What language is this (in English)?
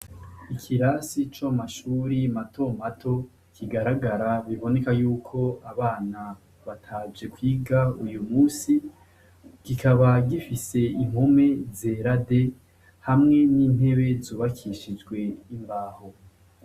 Rundi